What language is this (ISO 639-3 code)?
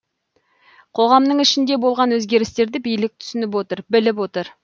kaz